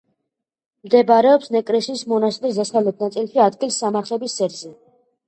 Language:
Georgian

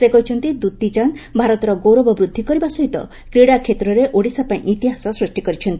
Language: Odia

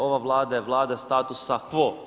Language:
Croatian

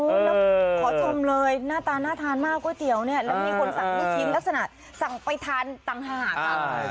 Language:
Thai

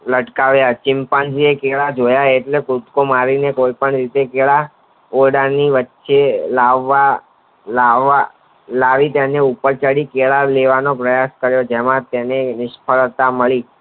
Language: Gujarati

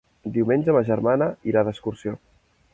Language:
Catalan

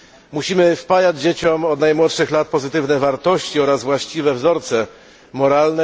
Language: Polish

